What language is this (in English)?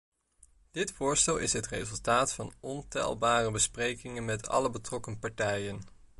Dutch